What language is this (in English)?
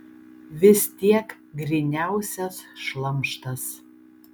Lithuanian